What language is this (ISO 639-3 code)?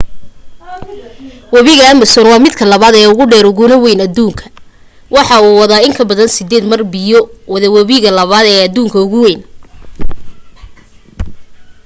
som